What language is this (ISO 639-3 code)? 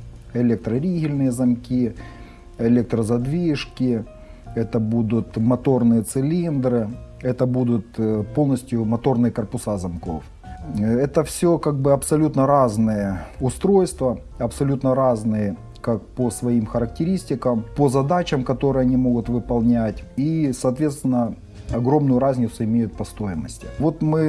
rus